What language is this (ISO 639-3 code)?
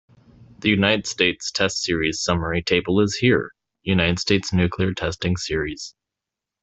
eng